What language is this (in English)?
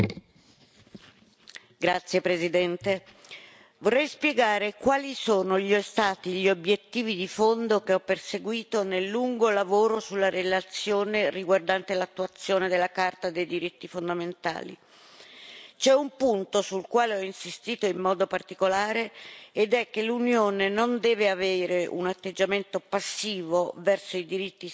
Italian